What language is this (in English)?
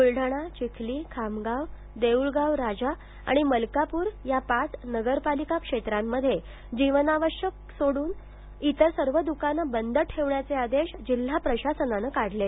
Marathi